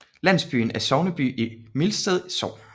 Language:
Danish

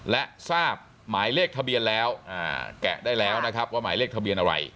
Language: Thai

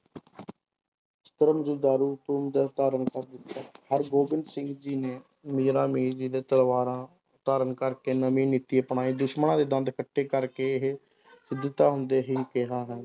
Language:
Punjabi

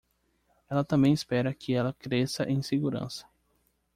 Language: Portuguese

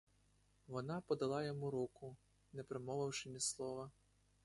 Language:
Ukrainian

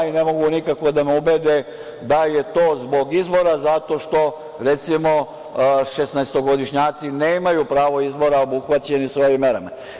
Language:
Serbian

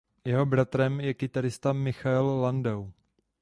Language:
Czech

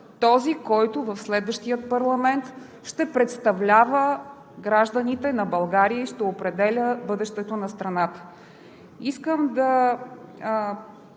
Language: Bulgarian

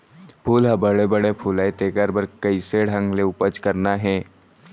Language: Chhattisgarhi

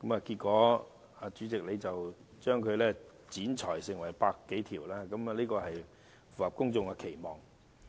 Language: Cantonese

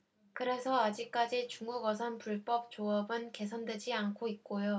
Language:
Korean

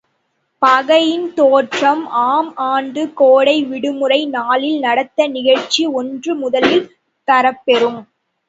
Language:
Tamil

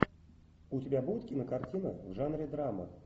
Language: Russian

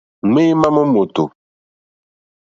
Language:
Mokpwe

